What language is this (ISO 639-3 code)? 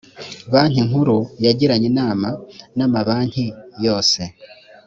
kin